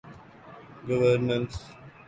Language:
Urdu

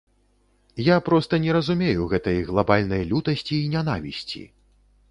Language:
Belarusian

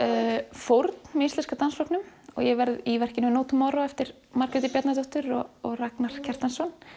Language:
Icelandic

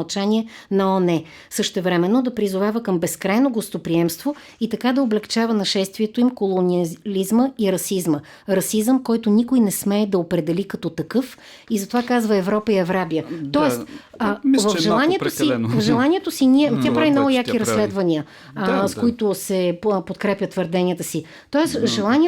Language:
Bulgarian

